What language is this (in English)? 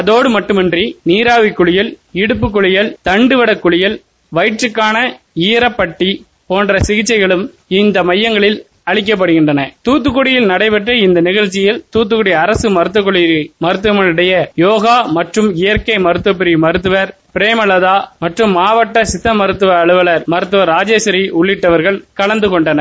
Tamil